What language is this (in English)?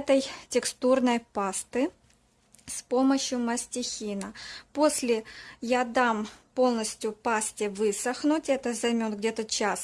Russian